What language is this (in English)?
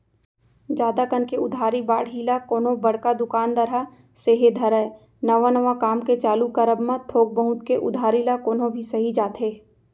Chhattisgarhi